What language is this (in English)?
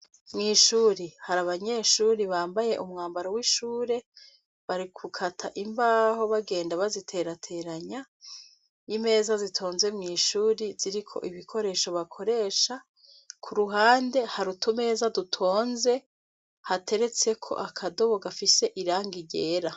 Rundi